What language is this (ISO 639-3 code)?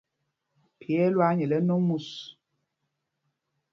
mgg